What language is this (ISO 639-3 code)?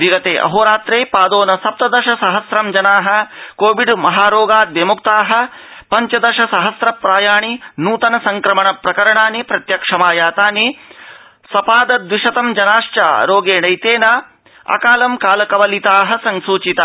san